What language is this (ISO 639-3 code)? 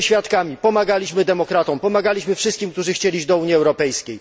pol